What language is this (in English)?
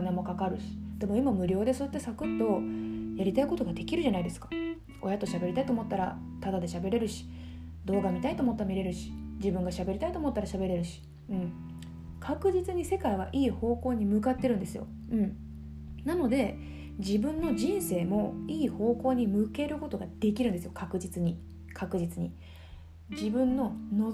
Japanese